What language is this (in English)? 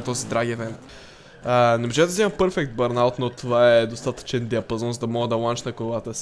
Bulgarian